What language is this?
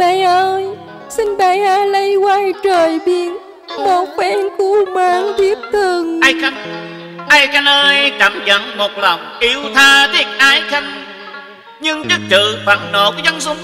Vietnamese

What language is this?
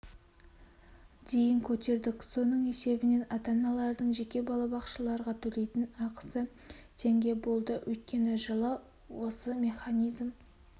Kazakh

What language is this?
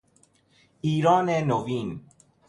Persian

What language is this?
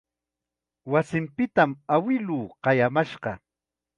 Chiquián Ancash Quechua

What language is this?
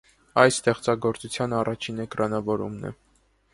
Armenian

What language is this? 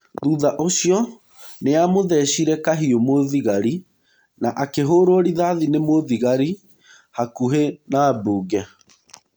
Kikuyu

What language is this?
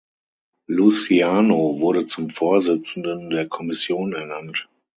German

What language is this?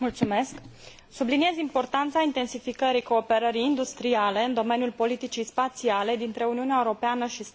Romanian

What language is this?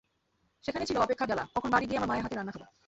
Bangla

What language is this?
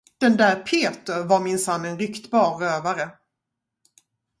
Swedish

